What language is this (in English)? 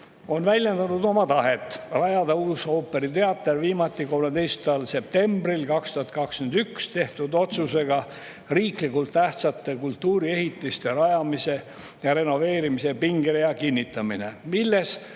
Estonian